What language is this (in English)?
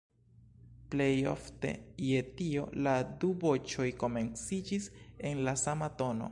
Esperanto